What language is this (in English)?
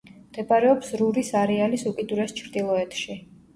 Georgian